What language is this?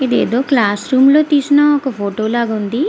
Telugu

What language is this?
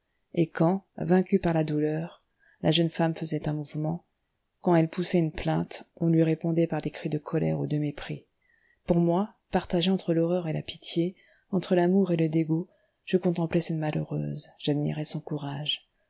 French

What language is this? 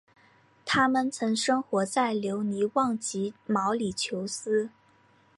Chinese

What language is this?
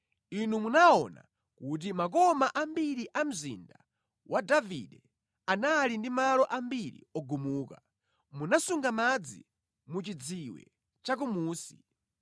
Nyanja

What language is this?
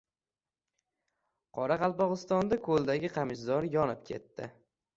Uzbek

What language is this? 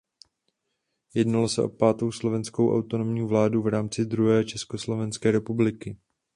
Czech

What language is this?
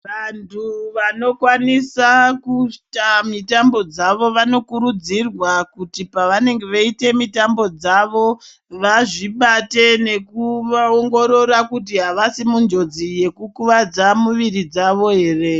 Ndau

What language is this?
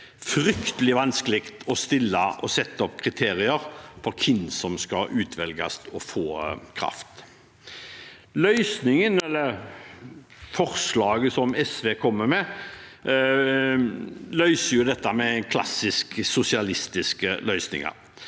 Norwegian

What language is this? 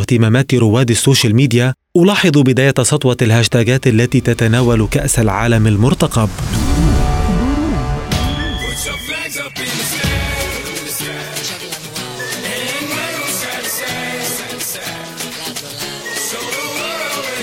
Arabic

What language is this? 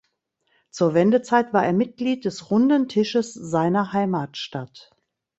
German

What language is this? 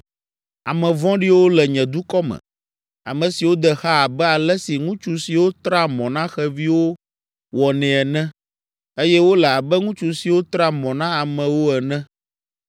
Ewe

